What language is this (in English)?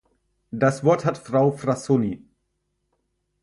German